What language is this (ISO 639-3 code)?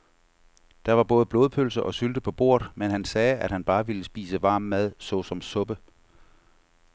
dan